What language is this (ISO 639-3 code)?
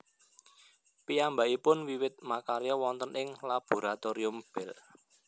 jav